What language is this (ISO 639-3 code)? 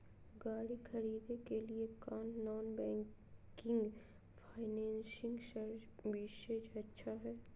mag